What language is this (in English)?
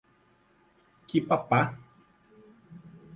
Portuguese